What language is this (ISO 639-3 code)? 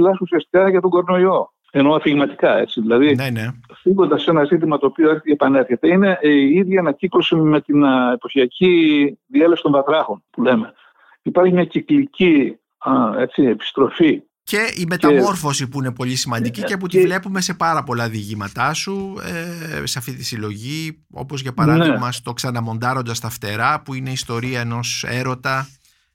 ell